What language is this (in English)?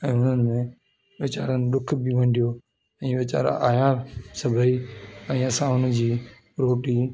Sindhi